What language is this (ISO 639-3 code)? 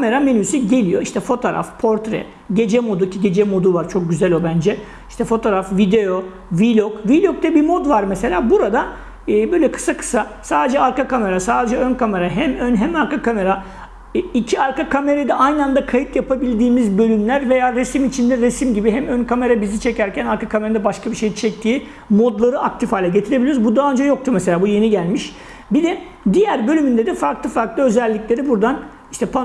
tur